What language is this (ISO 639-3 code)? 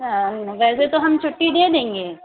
urd